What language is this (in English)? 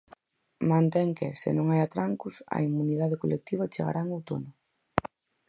Galician